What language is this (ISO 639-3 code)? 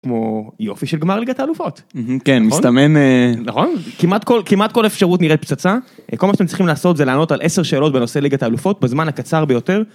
heb